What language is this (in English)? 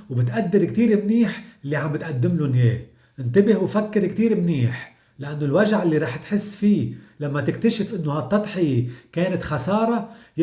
Arabic